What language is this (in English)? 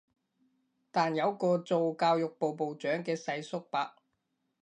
Cantonese